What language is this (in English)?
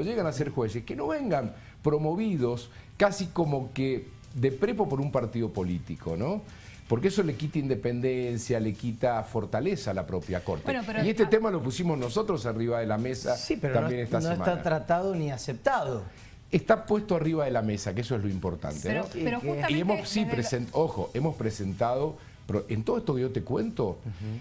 Spanish